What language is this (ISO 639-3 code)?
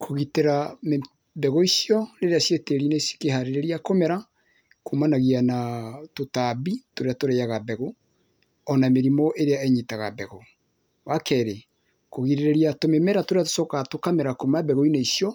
kik